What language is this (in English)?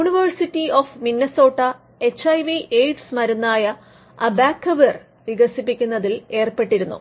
Malayalam